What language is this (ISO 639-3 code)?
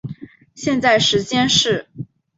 zho